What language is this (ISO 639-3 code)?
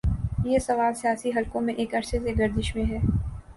urd